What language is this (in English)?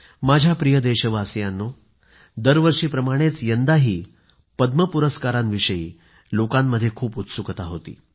Marathi